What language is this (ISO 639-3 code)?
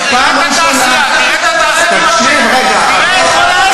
heb